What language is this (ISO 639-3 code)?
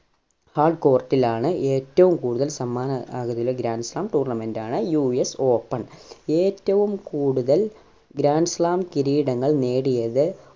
mal